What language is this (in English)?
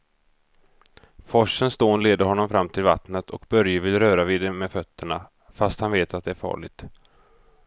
Swedish